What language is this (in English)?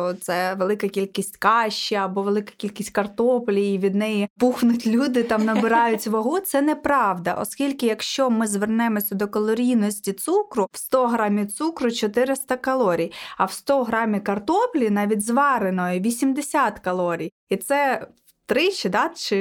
Ukrainian